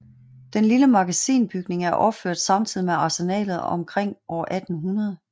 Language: Danish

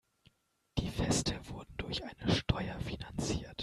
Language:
German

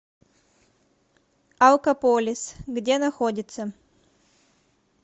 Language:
Russian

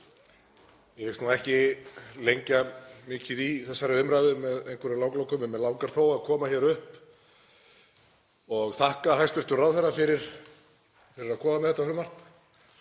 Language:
Icelandic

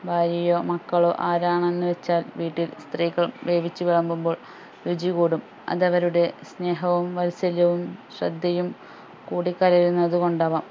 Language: Malayalam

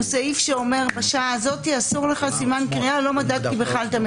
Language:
Hebrew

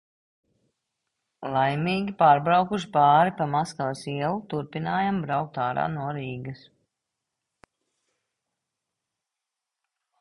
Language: Latvian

